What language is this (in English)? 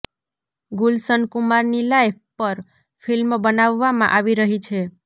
Gujarati